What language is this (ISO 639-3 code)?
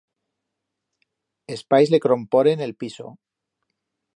arg